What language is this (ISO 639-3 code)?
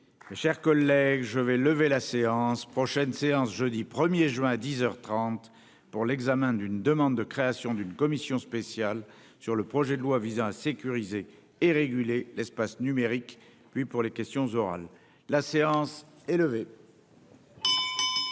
fra